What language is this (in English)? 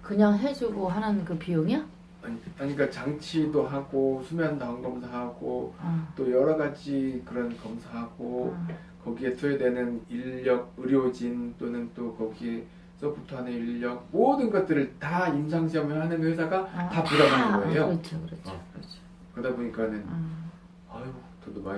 Korean